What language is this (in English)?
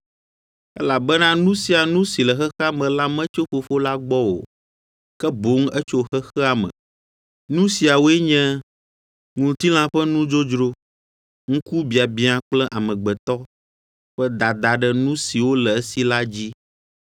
Ewe